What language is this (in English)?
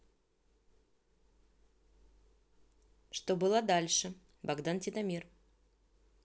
Russian